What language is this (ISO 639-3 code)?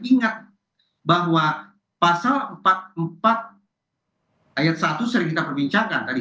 ind